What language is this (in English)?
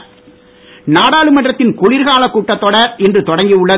Tamil